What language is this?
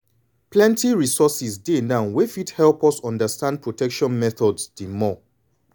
Nigerian Pidgin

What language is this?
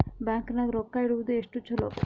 Kannada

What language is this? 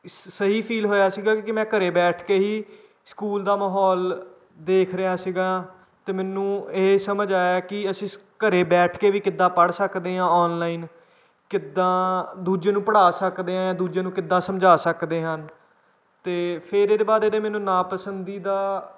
Punjabi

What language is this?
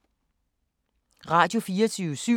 Danish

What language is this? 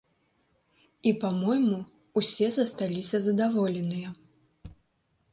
Belarusian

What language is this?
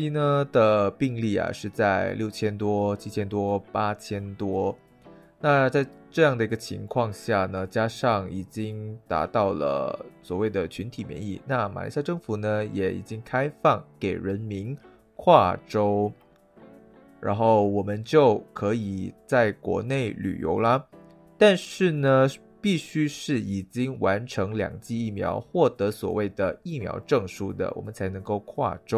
Chinese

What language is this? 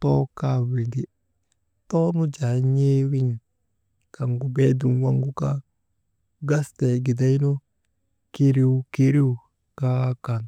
Maba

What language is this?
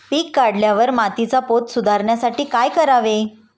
Marathi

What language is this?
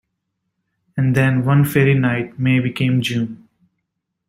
English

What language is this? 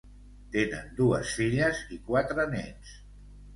Catalan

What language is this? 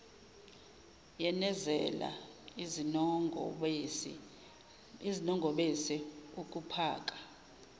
Zulu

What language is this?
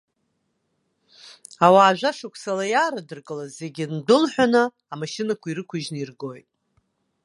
Abkhazian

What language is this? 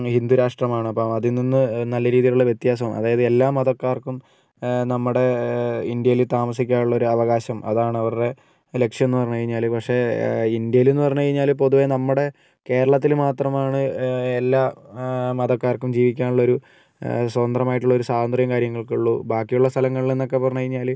Malayalam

